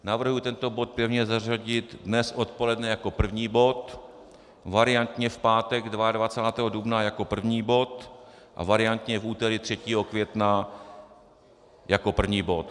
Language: Czech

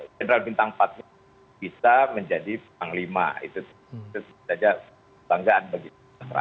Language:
Indonesian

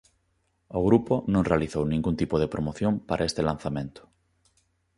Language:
Galician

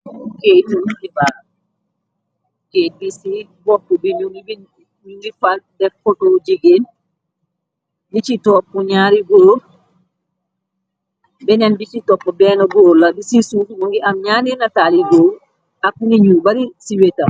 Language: Wolof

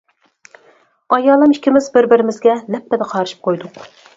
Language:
Uyghur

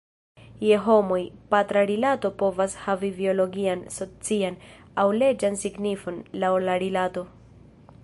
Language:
Esperanto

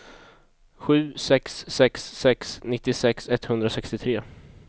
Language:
Swedish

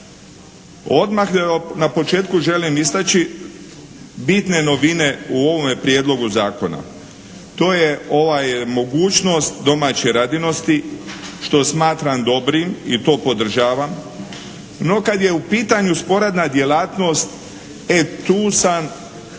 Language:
Croatian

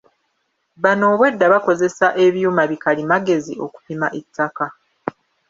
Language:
Ganda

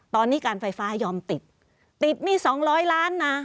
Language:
Thai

